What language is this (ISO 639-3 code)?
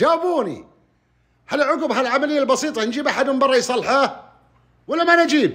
ara